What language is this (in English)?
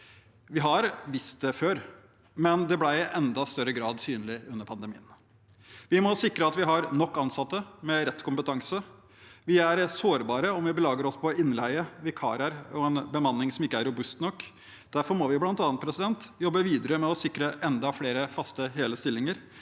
Norwegian